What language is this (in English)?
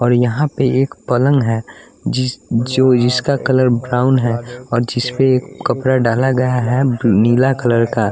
Hindi